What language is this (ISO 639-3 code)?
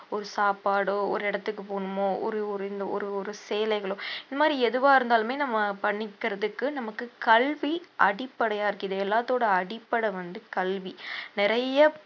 tam